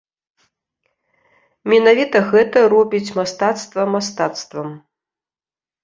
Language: Belarusian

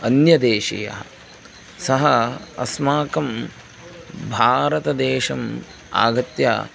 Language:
Sanskrit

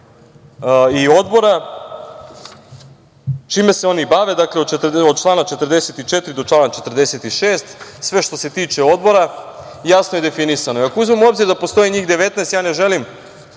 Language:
Serbian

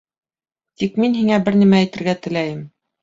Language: Bashkir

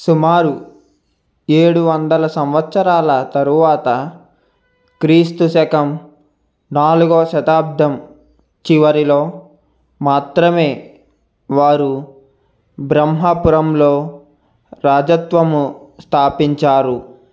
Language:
Telugu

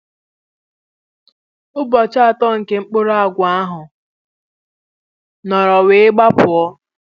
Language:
Igbo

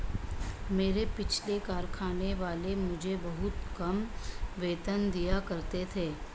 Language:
Hindi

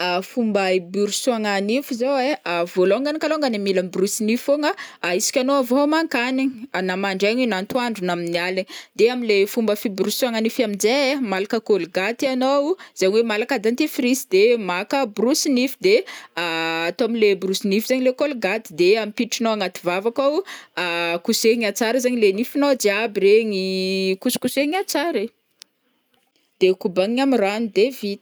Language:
Northern Betsimisaraka Malagasy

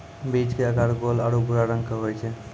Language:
Maithili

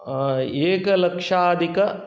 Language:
Sanskrit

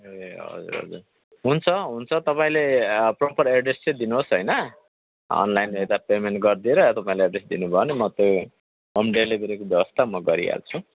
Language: Nepali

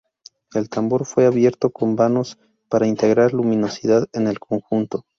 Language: Spanish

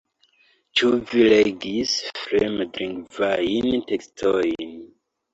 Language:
Esperanto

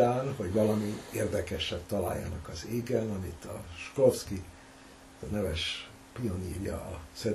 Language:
Hungarian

